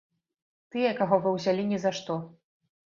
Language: Belarusian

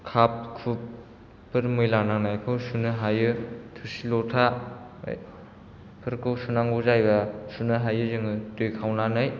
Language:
Bodo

